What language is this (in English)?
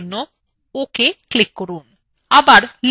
Bangla